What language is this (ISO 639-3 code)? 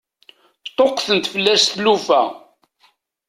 kab